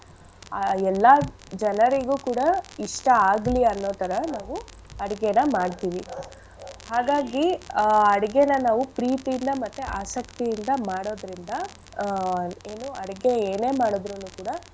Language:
Kannada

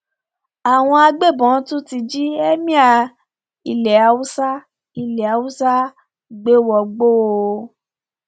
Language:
Yoruba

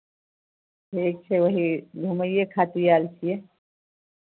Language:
Maithili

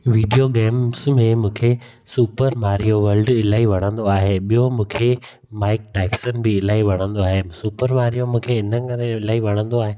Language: Sindhi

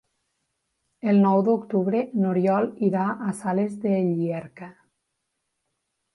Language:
Catalan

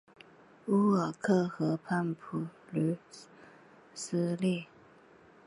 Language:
Chinese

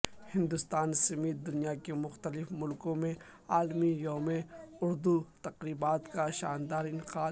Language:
Urdu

